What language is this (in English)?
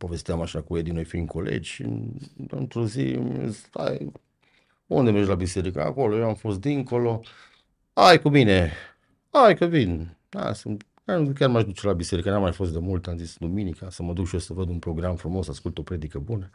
Romanian